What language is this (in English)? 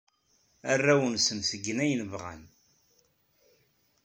Kabyle